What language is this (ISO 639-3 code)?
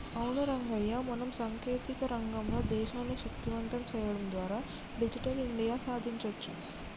tel